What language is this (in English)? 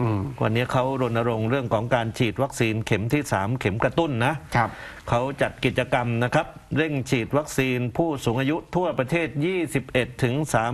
Thai